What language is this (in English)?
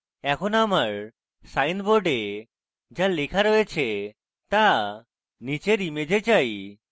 Bangla